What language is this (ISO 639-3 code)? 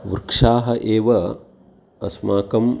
san